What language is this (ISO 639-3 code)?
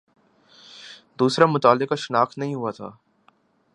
urd